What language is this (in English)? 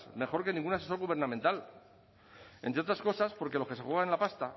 Spanish